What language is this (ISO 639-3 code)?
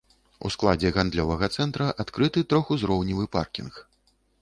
bel